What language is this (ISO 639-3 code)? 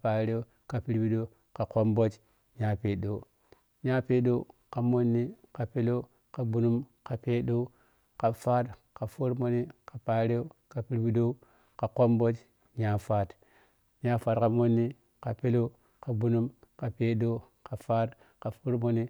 piy